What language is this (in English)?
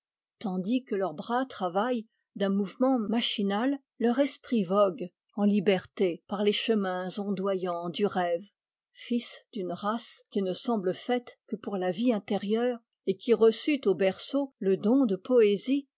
French